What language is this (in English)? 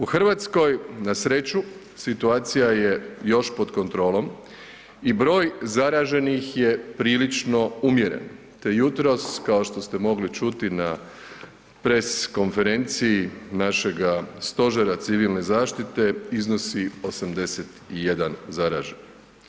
Croatian